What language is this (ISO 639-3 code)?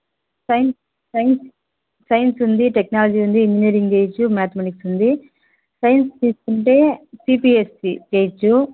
tel